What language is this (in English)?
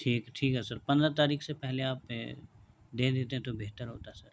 Urdu